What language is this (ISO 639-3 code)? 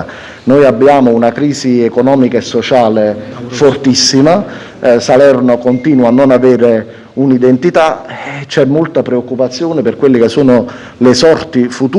ita